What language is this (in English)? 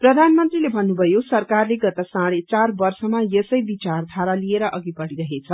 Nepali